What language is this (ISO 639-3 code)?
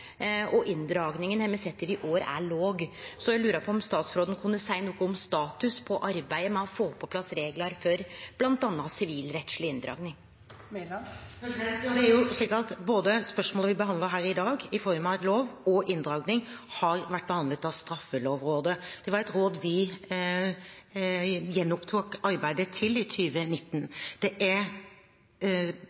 nor